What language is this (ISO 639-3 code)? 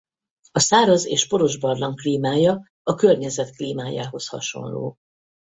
hun